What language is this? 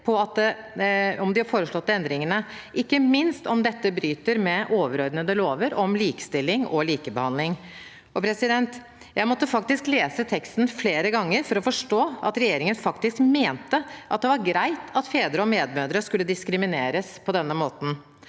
Norwegian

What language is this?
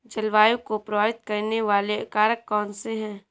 Hindi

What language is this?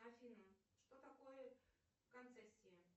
Russian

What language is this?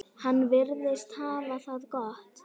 Icelandic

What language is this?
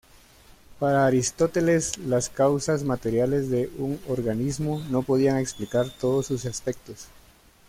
Spanish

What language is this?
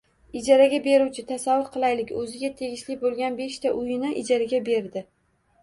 Uzbek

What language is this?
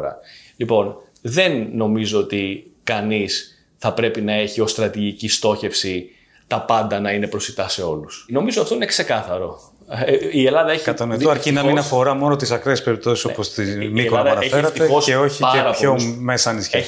Greek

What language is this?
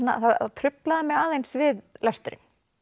Icelandic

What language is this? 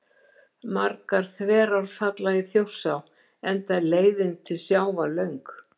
Icelandic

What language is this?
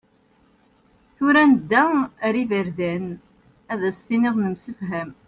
Kabyle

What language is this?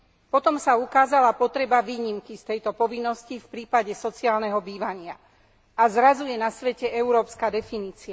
Slovak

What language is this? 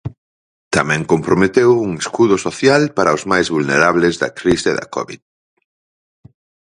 Galician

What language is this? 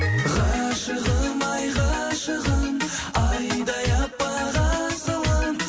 Kazakh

